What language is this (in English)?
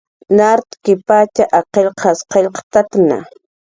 Jaqaru